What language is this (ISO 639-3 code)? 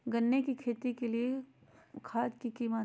mag